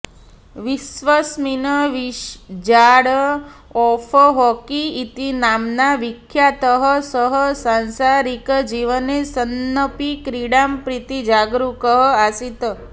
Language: Sanskrit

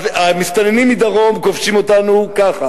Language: Hebrew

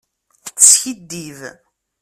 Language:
Kabyle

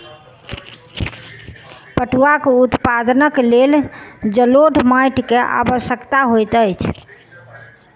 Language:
Maithili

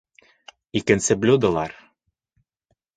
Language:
Bashkir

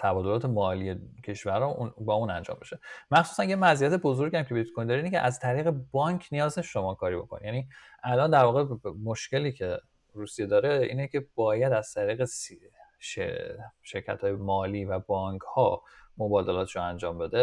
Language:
Persian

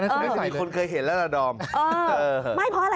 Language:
Thai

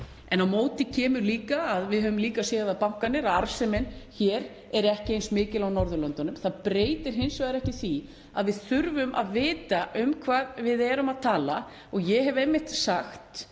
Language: Icelandic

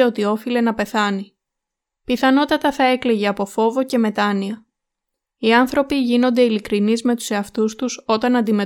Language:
Greek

